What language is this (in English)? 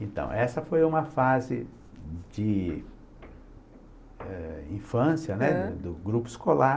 Portuguese